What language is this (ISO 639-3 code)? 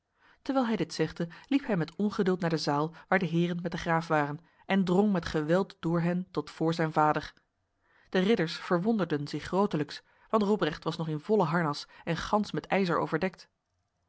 nld